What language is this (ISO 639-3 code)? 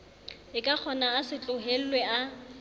sot